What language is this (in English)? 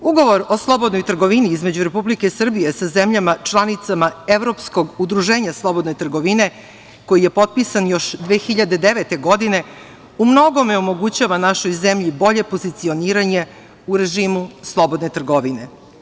Serbian